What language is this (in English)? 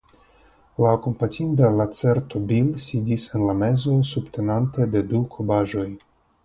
Esperanto